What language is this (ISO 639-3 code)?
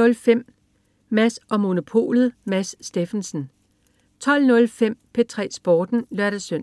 dan